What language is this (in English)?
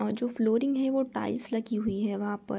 Hindi